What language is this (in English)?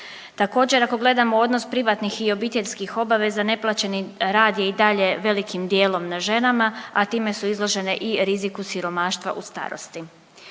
Croatian